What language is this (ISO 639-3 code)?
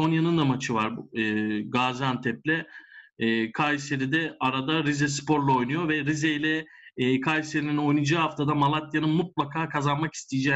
tur